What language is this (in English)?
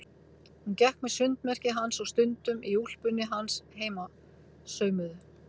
Icelandic